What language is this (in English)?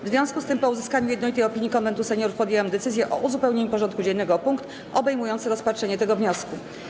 Polish